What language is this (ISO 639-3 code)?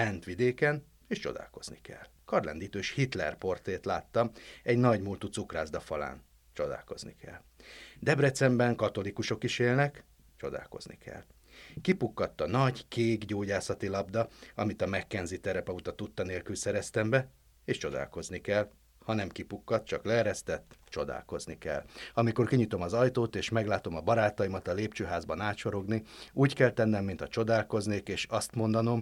hun